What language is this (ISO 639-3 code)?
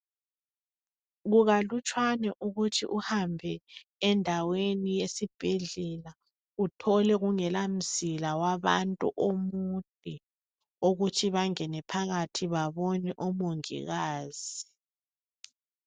nde